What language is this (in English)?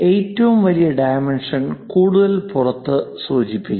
Malayalam